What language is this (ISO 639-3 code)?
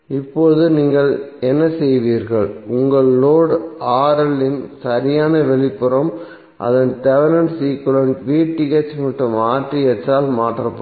tam